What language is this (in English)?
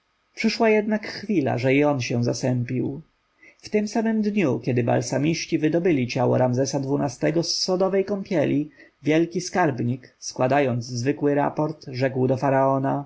Polish